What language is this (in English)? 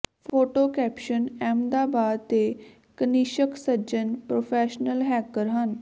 Punjabi